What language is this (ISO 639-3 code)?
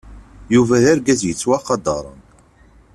kab